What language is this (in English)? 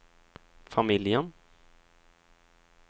Swedish